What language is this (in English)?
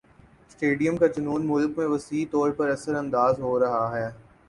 Urdu